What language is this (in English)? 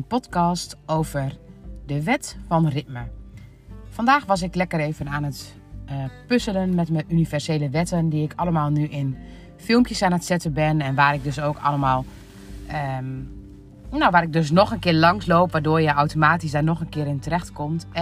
Dutch